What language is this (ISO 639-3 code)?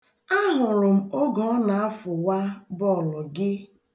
ibo